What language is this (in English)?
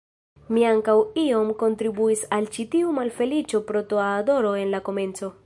Esperanto